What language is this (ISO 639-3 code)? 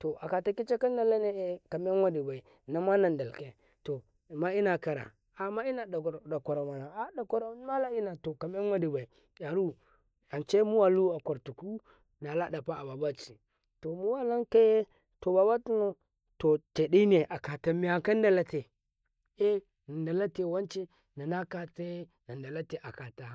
kai